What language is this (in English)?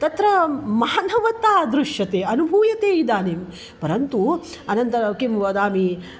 Sanskrit